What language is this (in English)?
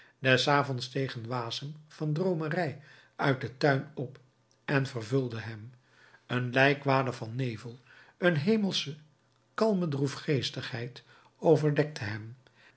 Dutch